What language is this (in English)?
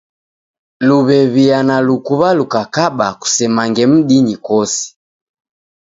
Taita